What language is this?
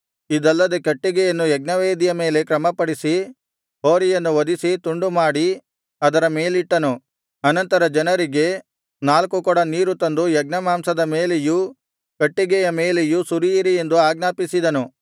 Kannada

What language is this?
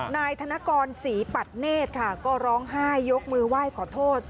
Thai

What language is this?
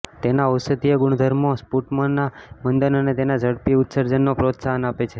Gujarati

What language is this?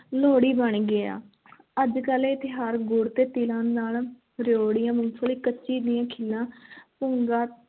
Punjabi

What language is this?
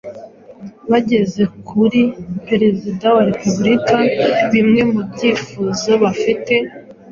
Kinyarwanda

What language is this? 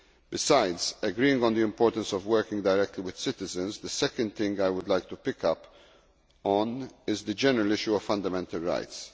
English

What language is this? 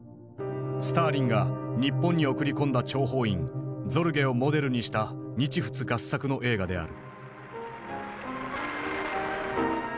Japanese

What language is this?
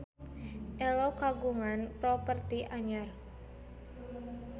Sundanese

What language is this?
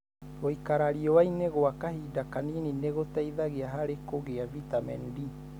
Kikuyu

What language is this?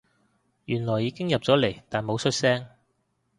Cantonese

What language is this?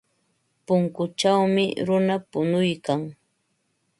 Ambo-Pasco Quechua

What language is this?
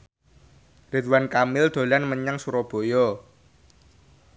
Javanese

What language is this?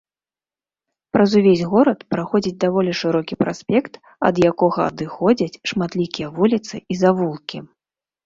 Belarusian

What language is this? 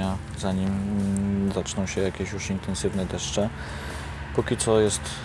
Polish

